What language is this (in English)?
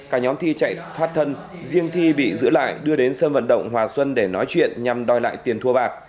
Vietnamese